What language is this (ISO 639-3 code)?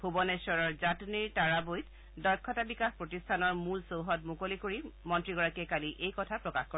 asm